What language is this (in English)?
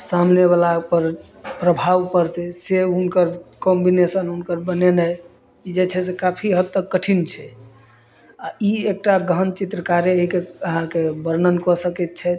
Maithili